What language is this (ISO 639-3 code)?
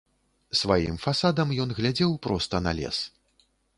bel